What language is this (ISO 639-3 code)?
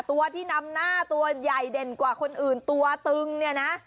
tha